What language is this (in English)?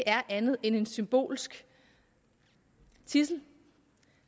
Danish